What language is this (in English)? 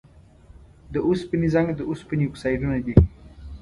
Pashto